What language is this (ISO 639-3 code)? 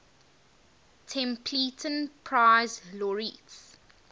eng